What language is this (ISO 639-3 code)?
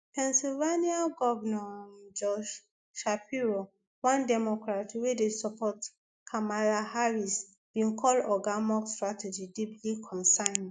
pcm